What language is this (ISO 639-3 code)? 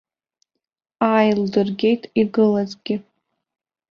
abk